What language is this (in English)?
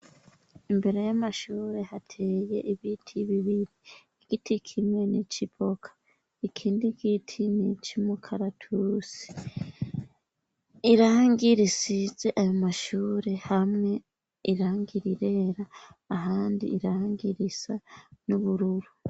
Rundi